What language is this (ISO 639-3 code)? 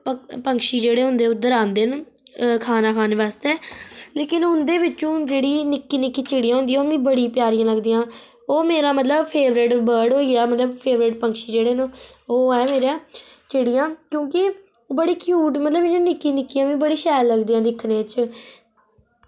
doi